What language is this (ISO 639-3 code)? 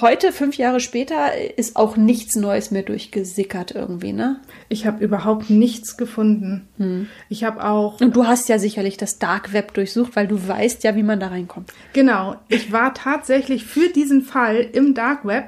deu